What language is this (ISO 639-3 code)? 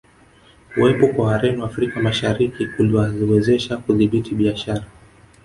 swa